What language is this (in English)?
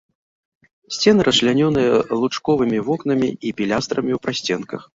Belarusian